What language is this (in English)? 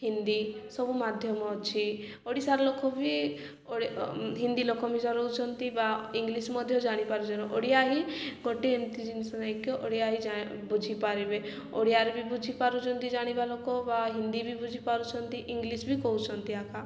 Odia